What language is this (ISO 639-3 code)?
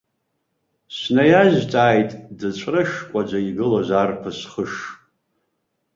abk